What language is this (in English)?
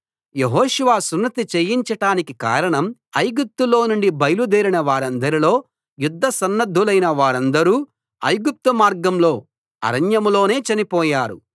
Telugu